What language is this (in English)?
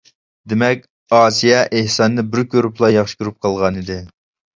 Uyghur